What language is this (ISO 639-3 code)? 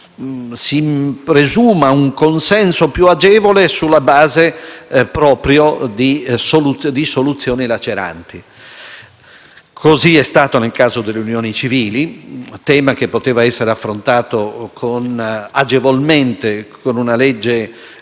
ita